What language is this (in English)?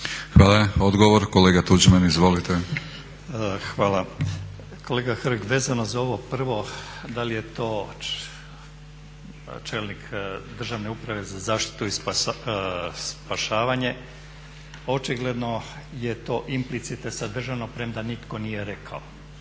Croatian